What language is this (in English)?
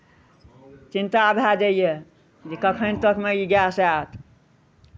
Maithili